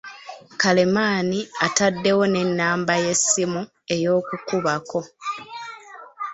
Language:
Ganda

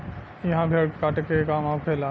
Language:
Bhojpuri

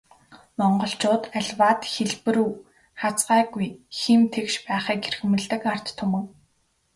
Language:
Mongolian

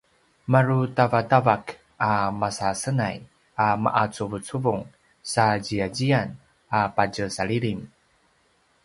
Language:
Paiwan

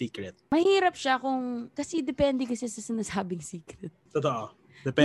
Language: Filipino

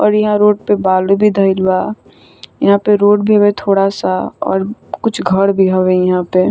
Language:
Bhojpuri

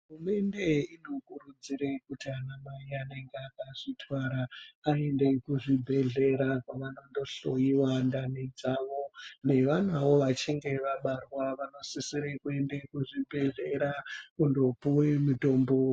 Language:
Ndau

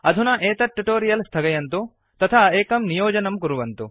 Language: Sanskrit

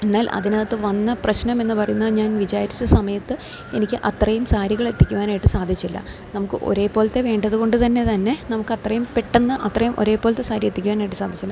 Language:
Malayalam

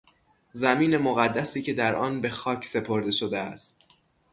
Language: Persian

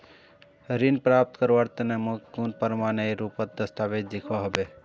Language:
Magahi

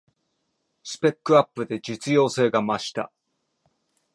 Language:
Japanese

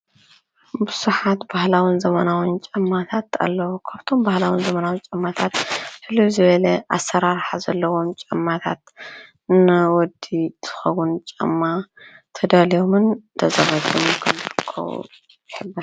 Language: Tigrinya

